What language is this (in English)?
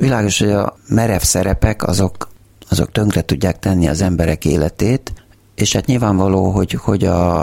Hungarian